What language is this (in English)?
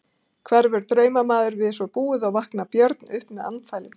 Icelandic